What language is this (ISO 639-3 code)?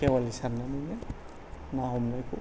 brx